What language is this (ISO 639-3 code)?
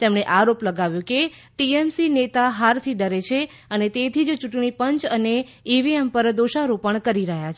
guj